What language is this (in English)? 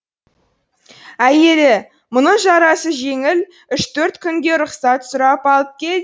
Kazakh